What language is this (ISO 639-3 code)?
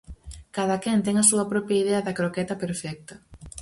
glg